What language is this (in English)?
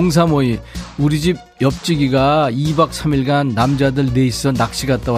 Korean